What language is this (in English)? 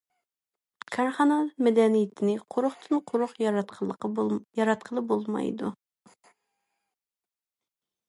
Uyghur